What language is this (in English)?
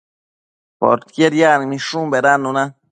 Matsés